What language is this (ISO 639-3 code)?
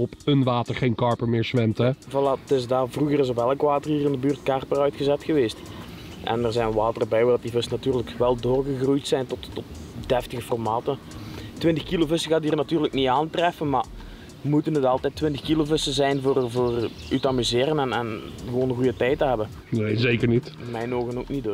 nld